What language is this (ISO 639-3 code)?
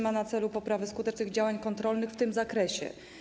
pol